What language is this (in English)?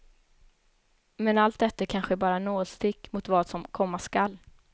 Swedish